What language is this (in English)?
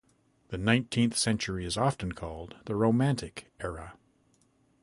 English